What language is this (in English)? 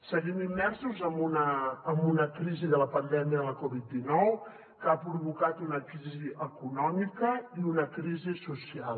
Catalan